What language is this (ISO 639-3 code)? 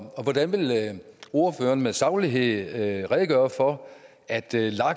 dan